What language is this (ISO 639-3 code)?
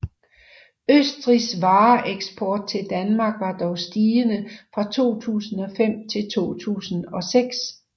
dan